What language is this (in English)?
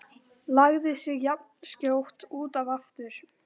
Icelandic